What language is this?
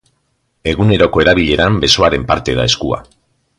Basque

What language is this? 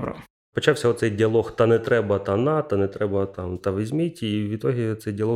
Ukrainian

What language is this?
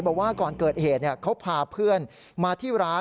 Thai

